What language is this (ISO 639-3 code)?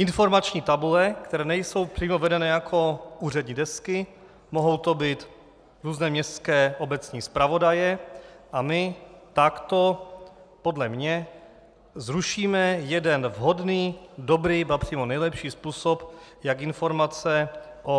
ces